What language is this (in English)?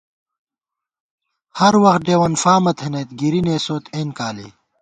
Gawar-Bati